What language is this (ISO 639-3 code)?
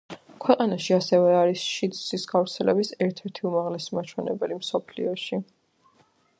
kat